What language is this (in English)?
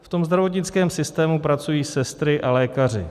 Czech